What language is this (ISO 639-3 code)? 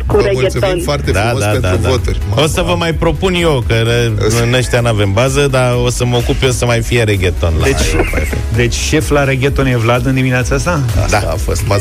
ron